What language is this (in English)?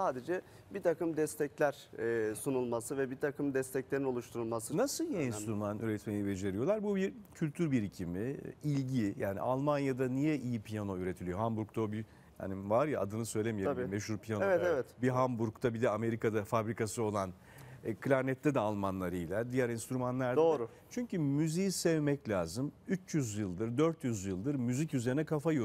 Turkish